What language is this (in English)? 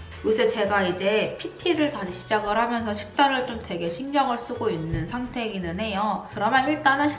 Korean